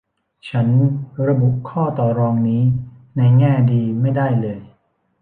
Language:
Thai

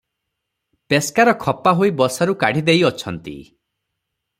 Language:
Odia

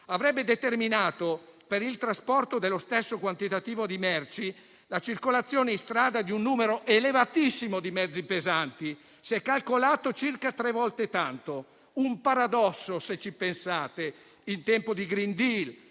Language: Italian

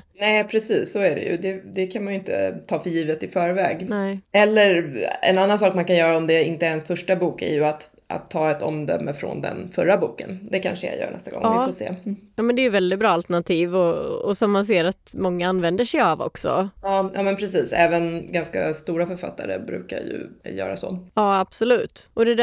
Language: Swedish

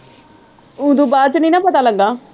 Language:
Punjabi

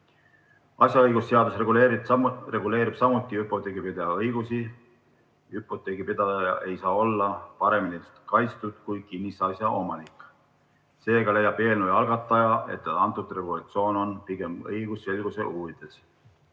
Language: Estonian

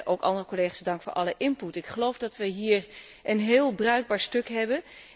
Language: Dutch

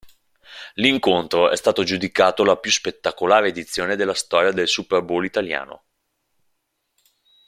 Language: Italian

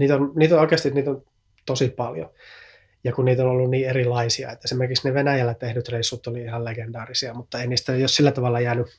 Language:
Finnish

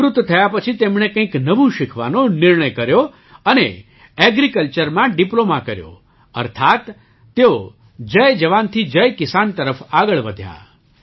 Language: Gujarati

